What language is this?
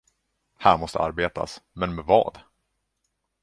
Swedish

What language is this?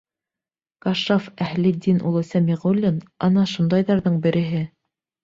Bashkir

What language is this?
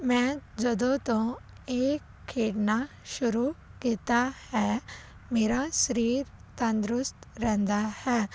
Punjabi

